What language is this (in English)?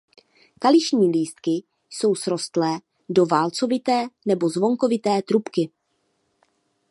Czech